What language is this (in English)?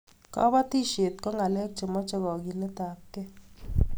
Kalenjin